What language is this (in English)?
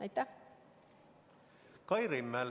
Estonian